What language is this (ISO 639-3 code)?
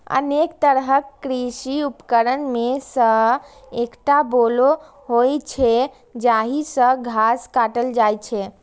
mai